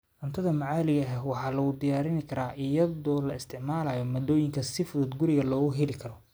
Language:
Somali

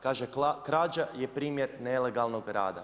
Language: Croatian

